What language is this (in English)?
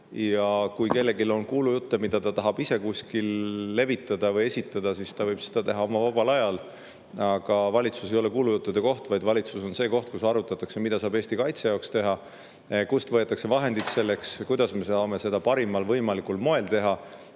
Estonian